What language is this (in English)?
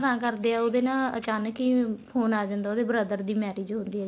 Punjabi